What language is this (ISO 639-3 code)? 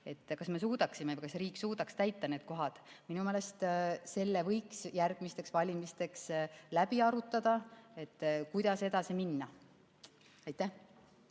est